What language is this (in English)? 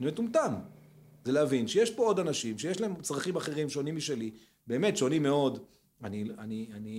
Hebrew